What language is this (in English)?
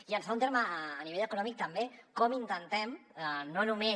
Catalan